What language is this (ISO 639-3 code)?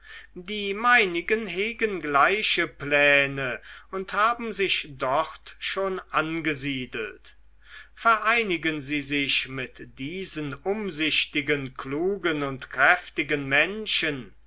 deu